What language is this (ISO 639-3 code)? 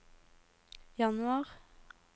nor